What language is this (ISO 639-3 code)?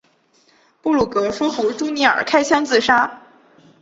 zho